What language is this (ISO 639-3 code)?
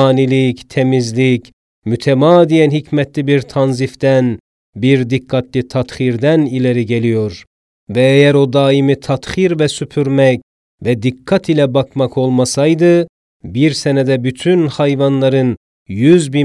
tur